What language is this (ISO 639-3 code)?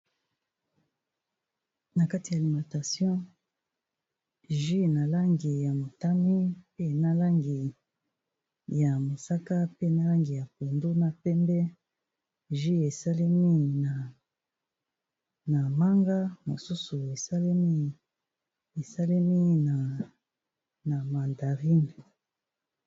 lin